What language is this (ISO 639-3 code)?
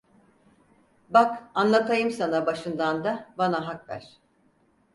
tur